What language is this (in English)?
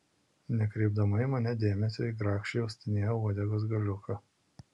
Lithuanian